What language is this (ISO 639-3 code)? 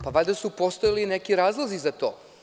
srp